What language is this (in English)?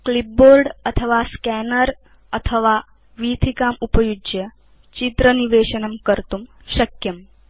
Sanskrit